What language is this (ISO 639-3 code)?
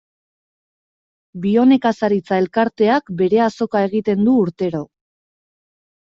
eus